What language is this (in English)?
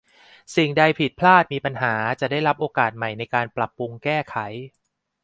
Thai